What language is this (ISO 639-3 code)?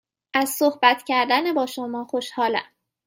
fas